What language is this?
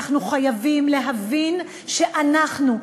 Hebrew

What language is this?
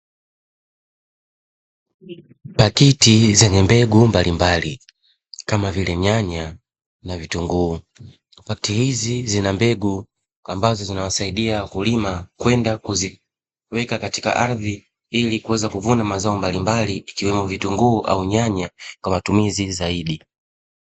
Swahili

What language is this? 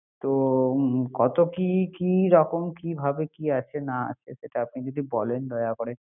Bangla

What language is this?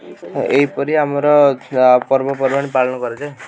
Odia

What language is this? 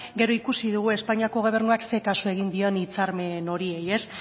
Basque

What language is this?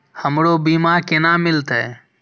Maithili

